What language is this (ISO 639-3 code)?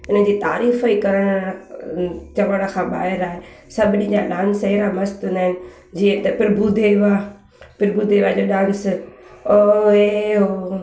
snd